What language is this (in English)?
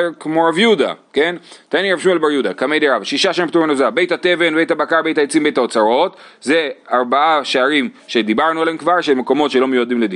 Hebrew